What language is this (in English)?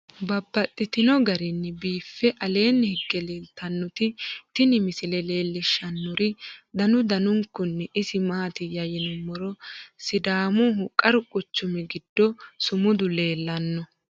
Sidamo